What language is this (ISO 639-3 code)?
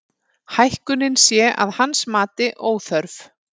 isl